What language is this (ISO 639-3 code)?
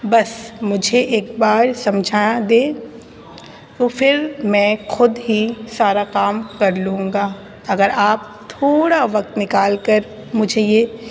urd